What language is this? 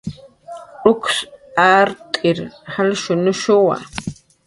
Jaqaru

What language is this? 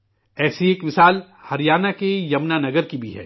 Urdu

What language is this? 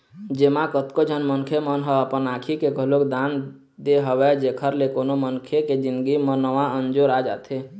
Chhattisgarhi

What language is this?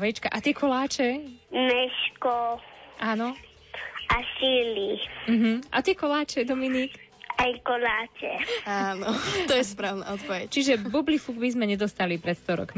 Slovak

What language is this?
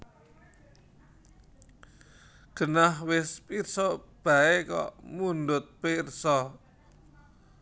Javanese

